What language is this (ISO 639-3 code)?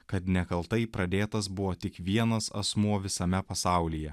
lit